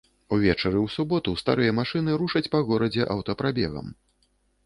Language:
Belarusian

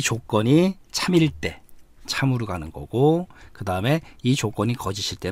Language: Korean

